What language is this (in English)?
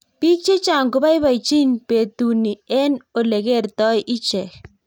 Kalenjin